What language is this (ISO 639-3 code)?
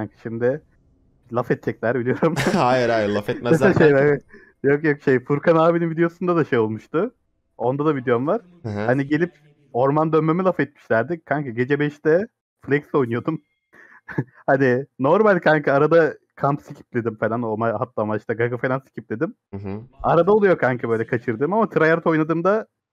tur